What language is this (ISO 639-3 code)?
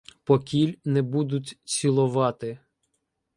ukr